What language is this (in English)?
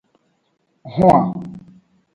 Aja (Benin)